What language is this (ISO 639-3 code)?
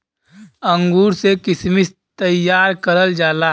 bho